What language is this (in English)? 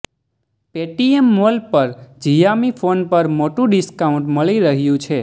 Gujarati